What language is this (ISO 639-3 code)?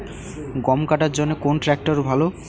ben